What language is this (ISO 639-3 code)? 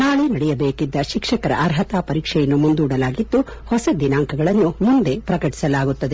kan